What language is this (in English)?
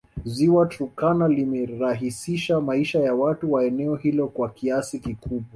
Swahili